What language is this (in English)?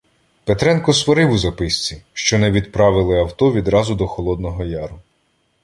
Ukrainian